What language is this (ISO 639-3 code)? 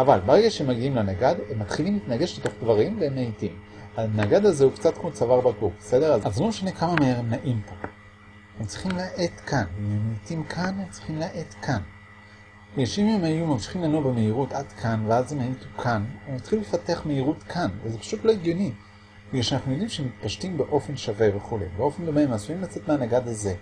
heb